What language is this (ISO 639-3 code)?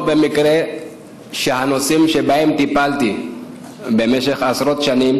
heb